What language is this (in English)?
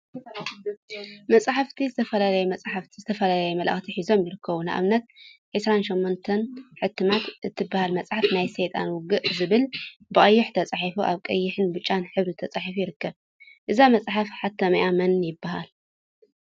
Tigrinya